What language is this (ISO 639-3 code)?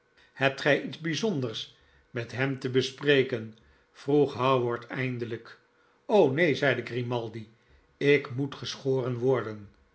nld